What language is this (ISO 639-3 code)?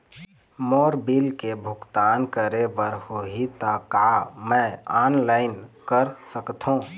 hne